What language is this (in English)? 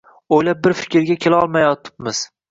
Uzbek